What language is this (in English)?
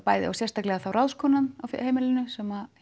Icelandic